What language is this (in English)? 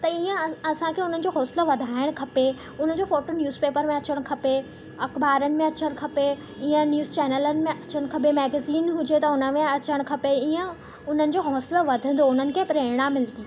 Sindhi